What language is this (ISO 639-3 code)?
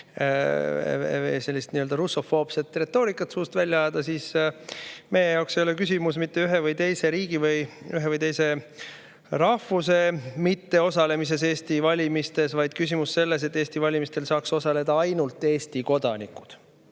est